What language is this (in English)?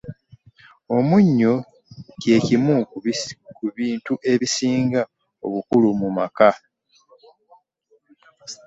Ganda